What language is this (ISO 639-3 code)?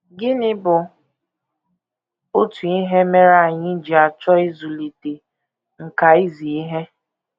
ibo